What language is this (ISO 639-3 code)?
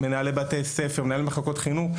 heb